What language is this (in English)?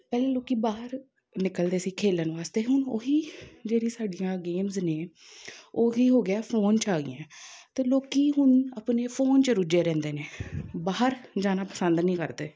Punjabi